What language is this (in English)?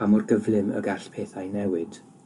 Welsh